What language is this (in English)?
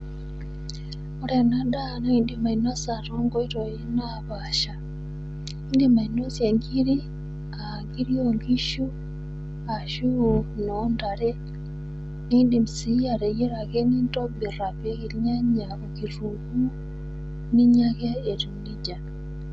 Masai